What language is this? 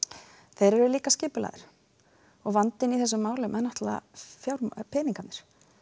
Icelandic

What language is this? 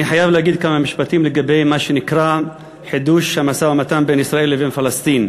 Hebrew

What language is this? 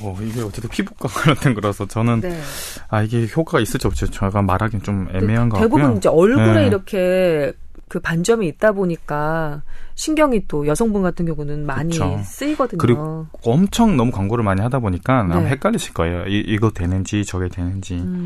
Korean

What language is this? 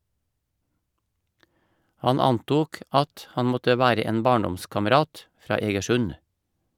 Norwegian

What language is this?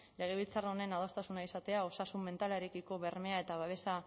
Basque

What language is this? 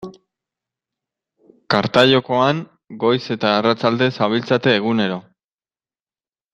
Basque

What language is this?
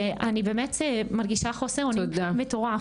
Hebrew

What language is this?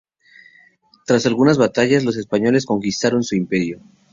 Spanish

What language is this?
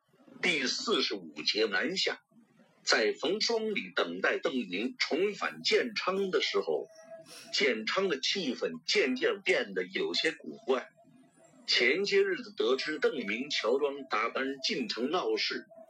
Chinese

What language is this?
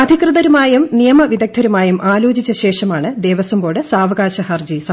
Malayalam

